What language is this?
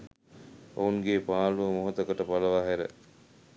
Sinhala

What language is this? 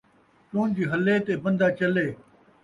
Saraiki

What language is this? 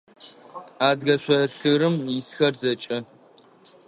Adyghe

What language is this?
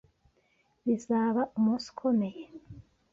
Kinyarwanda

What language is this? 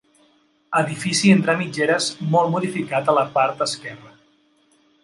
Catalan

